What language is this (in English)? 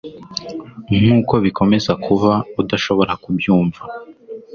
Kinyarwanda